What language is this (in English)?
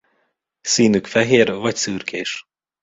Hungarian